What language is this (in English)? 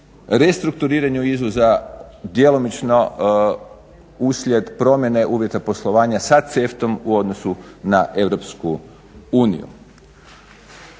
Croatian